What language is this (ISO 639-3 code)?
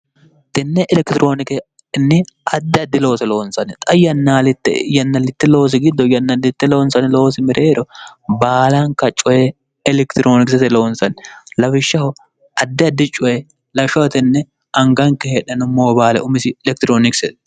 sid